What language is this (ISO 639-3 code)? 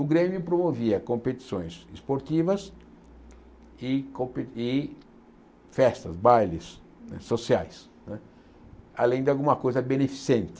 por